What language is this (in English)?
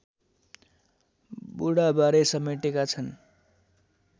Nepali